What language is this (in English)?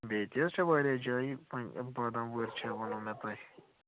Kashmiri